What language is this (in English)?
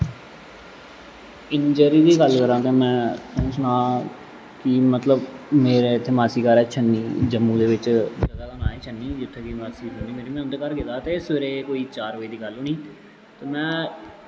Dogri